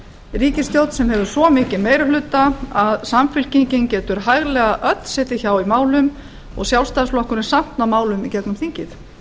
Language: Icelandic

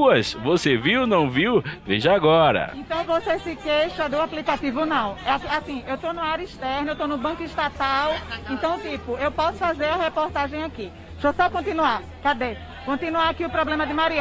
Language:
Portuguese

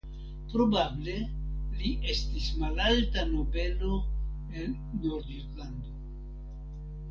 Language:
Esperanto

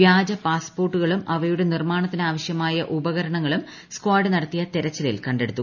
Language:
Malayalam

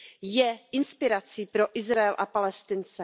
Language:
Czech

